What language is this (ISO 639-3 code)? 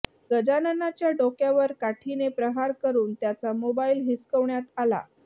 mar